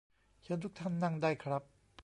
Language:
Thai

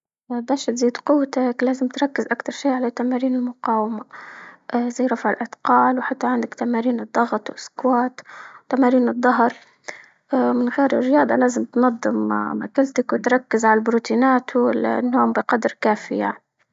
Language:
Libyan Arabic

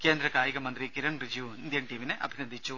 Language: Malayalam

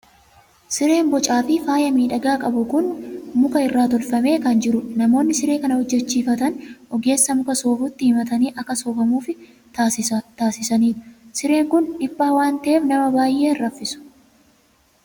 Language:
Oromo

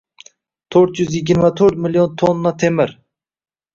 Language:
Uzbek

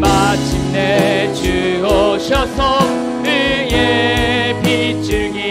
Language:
Korean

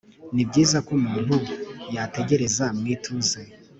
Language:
Kinyarwanda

